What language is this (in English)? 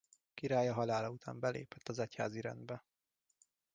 Hungarian